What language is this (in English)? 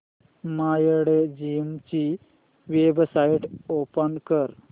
Marathi